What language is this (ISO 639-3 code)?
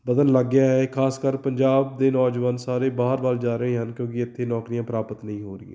pan